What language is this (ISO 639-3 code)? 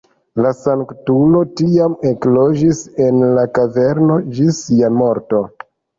epo